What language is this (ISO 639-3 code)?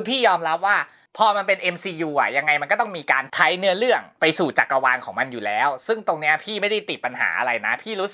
tha